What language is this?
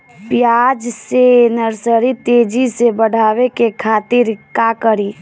Bhojpuri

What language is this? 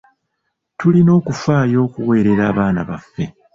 Ganda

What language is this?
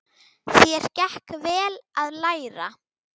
Icelandic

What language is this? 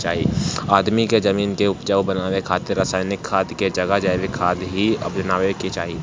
Bhojpuri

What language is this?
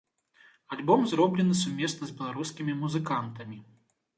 Belarusian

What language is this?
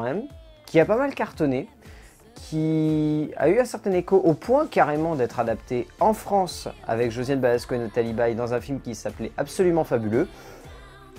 French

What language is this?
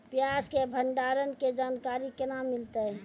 Maithili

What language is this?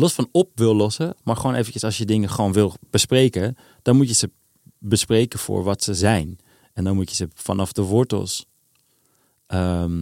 Dutch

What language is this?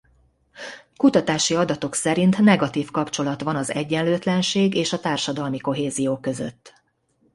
Hungarian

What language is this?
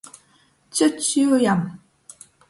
Latgalian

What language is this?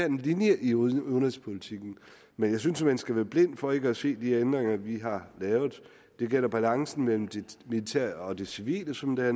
Danish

